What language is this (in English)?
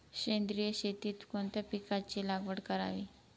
Marathi